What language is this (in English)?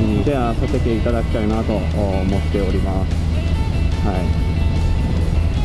Japanese